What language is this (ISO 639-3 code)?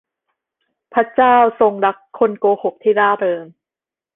tha